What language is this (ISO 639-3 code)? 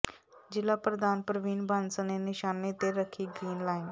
pan